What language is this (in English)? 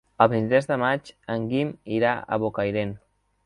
Catalan